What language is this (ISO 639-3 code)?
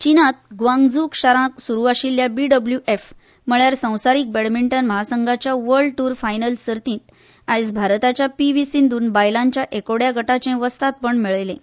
kok